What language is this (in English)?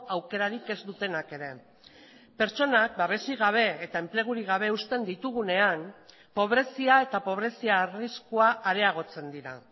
Basque